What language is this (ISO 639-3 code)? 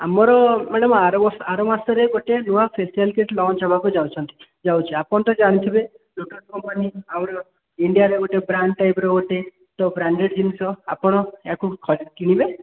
ori